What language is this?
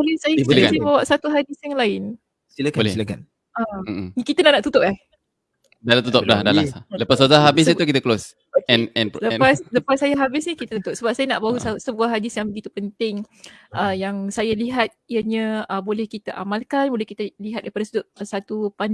Malay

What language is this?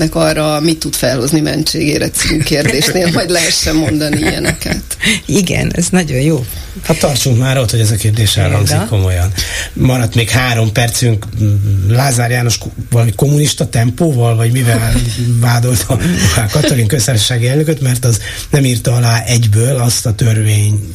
Hungarian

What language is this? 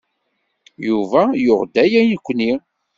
Kabyle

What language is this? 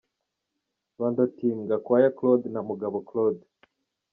Kinyarwanda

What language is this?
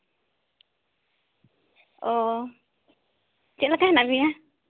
Santali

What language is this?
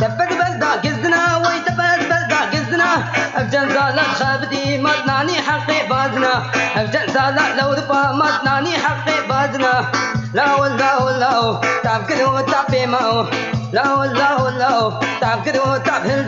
Romanian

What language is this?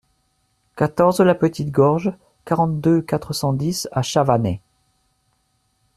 French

